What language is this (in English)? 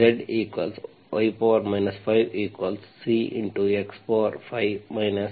Kannada